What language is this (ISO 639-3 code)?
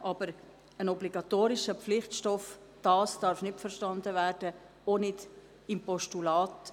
gsw